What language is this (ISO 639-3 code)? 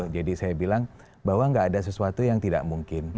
ind